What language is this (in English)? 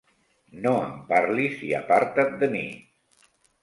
Catalan